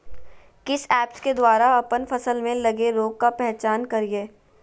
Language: Magahi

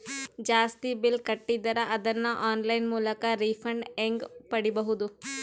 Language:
Kannada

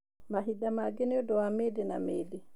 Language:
Kikuyu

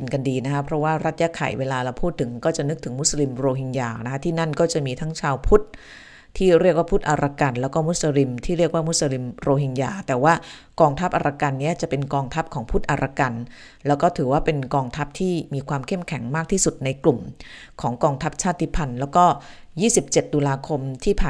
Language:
Thai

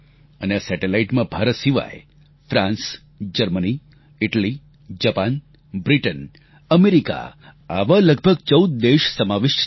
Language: Gujarati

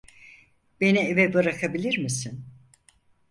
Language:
Turkish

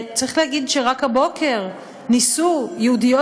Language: Hebrew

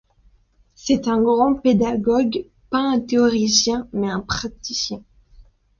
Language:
French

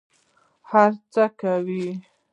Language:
Pashto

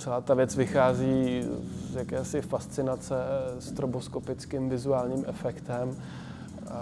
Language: Czech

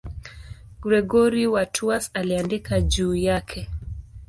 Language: Swahili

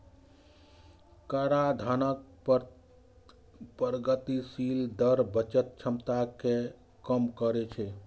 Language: Maithili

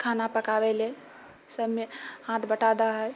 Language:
Maithili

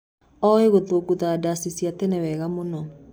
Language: Kikuyu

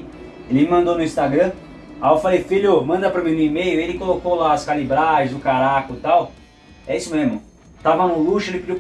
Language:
Portuguese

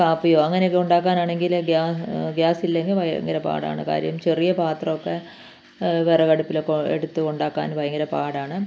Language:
Malayalam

